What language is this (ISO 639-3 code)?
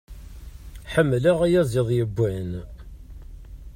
kab